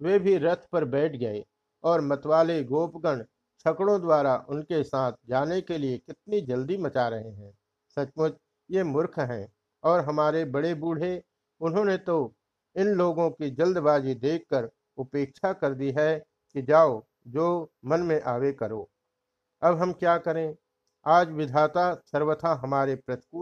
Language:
Hindi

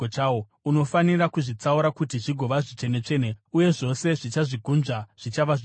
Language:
Shona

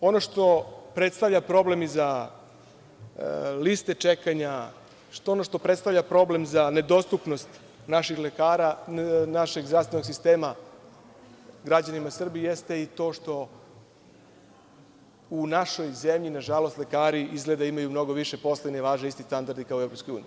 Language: Serbian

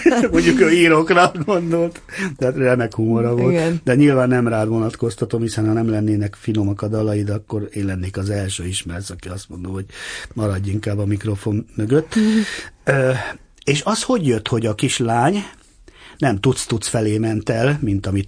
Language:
Hungarian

